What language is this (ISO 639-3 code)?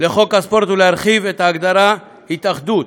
heb